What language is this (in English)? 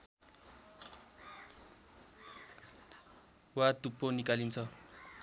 Nepali